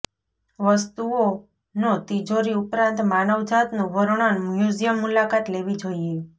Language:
Gujarati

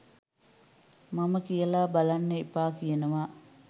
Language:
Sinhala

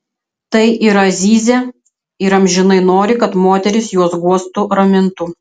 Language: Lithuanian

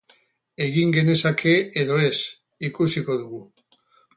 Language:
Basque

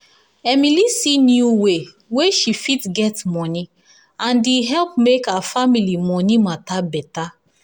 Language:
Nigerian Pidgin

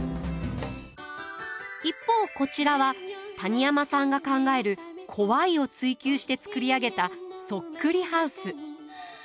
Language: Japanese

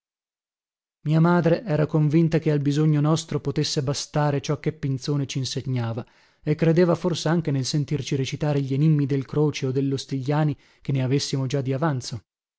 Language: Italian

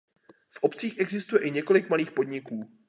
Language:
Czech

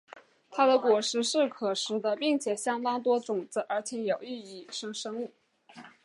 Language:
Chinese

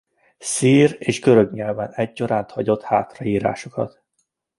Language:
Hungarian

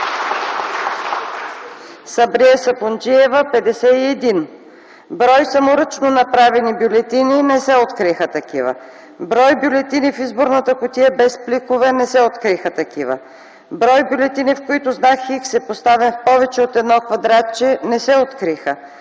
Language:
Bulgarian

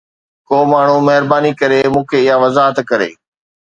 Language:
Sindhi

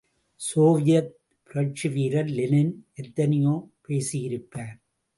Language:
Tamil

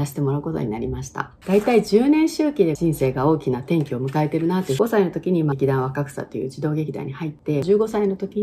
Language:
Japanese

